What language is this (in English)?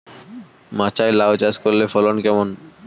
Bangla